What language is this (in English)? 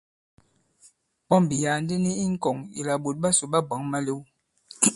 Bankon